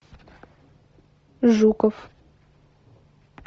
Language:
Russian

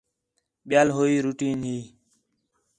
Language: Khetrani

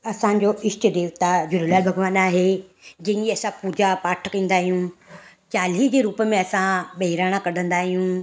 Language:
Sindhi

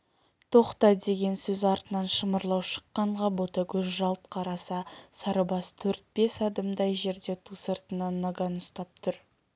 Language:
Kazakh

